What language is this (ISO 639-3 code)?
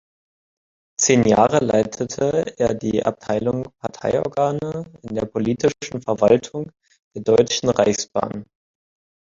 deu